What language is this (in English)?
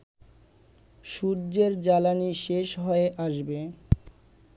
Bangla